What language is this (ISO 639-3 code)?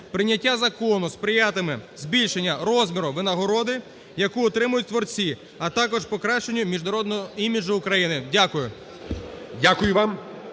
ukr